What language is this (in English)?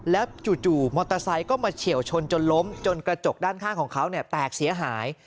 Thai